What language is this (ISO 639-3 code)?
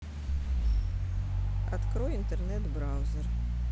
rus